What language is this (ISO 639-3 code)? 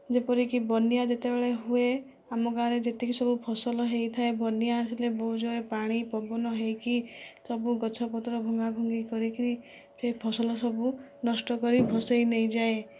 ori